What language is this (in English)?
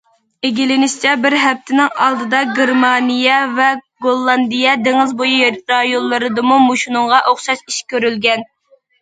Uyghur